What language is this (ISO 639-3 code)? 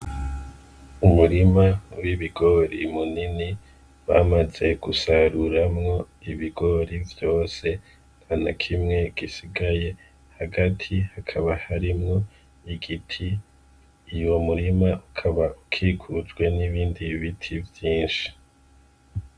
run